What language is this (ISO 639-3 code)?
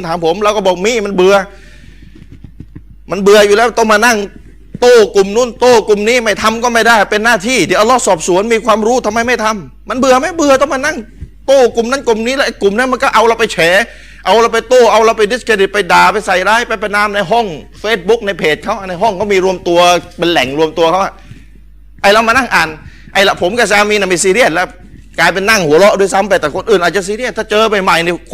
tha